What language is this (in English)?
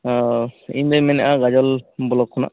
Santali